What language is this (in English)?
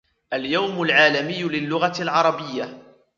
Arabic